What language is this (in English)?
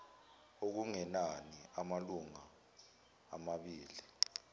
Zulu